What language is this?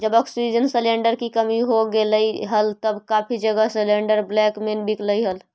Magahi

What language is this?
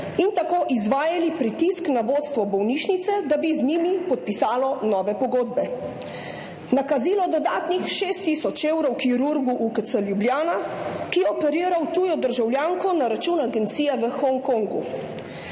Slovenian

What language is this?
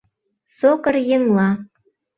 Mari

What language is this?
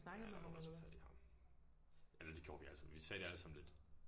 Danish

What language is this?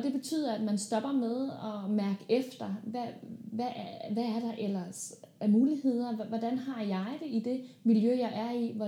Danish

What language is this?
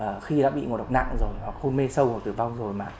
Vietnamese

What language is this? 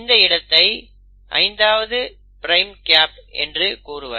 Tamil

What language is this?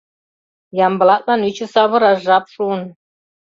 Mari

